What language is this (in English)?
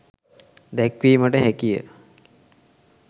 Sinhala